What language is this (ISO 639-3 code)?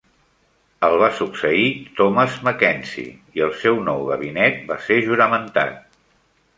cat